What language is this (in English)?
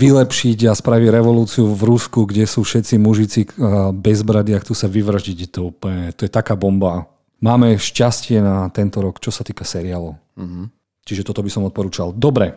Slovak